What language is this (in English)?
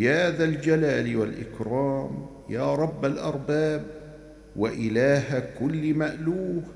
Arabic